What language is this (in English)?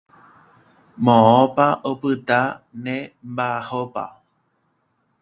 Guarani